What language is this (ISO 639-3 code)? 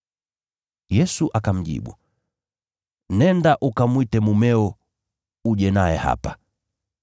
swa